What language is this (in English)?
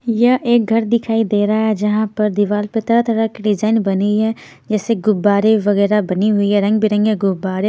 Hindi